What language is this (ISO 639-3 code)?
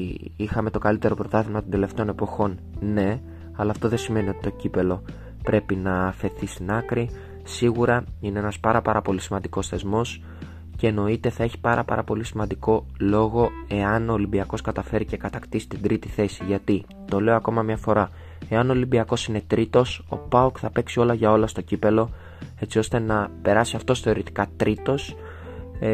ell